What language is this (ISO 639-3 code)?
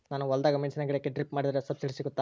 kan